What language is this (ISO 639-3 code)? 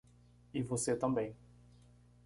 por